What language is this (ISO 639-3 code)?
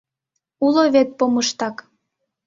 chm